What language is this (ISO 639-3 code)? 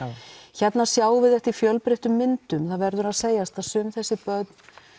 isl